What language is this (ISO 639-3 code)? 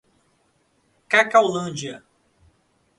por